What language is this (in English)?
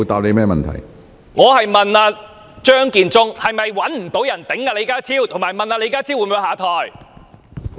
Cantonese